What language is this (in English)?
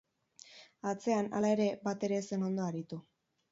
Basque